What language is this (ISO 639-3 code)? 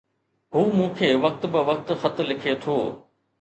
snd